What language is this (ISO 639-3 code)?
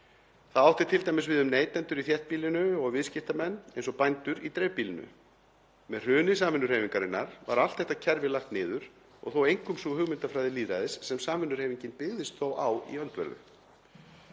isl